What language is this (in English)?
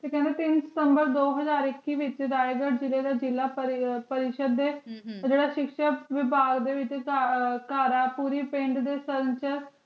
Punjabi